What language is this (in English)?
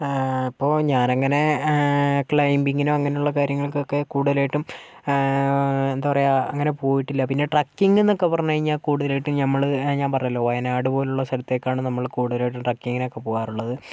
Malayalam